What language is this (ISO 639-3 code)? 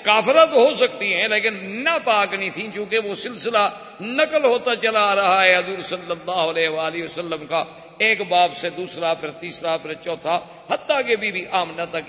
urd